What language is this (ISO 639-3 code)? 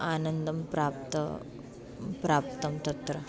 san